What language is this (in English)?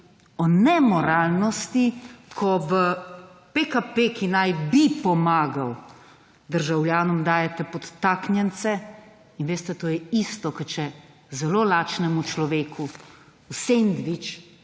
Slovenian